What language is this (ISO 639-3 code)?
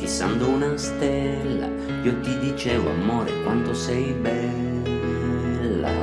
ita